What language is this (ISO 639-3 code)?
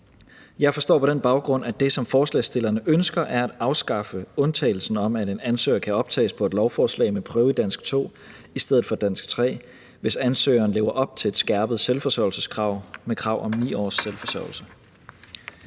dan